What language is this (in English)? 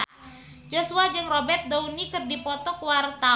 Sundanese